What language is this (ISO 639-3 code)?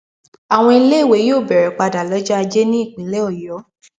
yor